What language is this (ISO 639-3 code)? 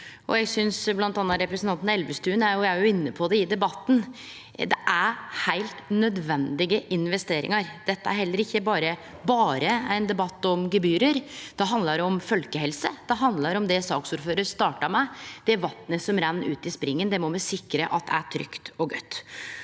nor